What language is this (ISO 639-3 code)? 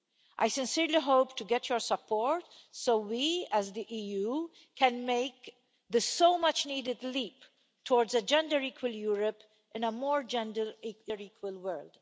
eng